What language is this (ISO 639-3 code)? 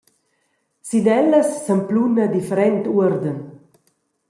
roh